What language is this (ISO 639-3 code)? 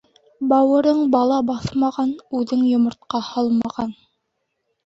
bak